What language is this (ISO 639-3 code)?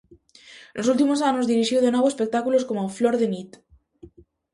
glg